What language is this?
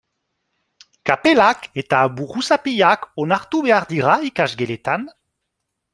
Basque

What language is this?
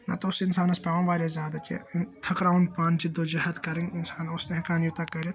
Kashmiri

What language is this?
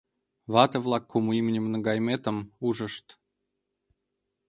Mari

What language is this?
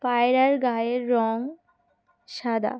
Bangla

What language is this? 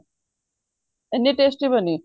Punjabi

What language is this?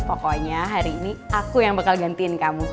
Indonesian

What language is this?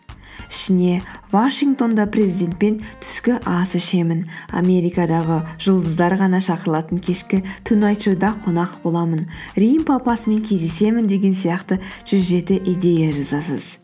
Kazakh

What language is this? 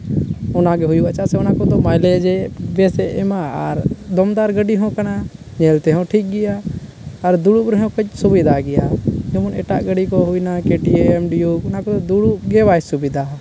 Santali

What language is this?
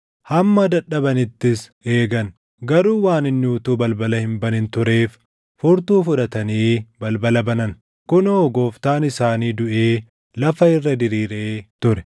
Oromo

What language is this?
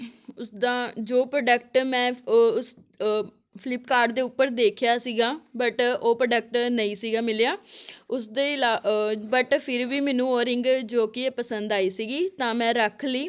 Punjabi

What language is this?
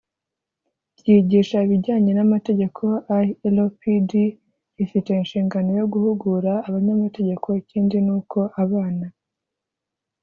Kinyarwanda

